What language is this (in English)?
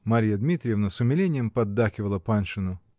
Russian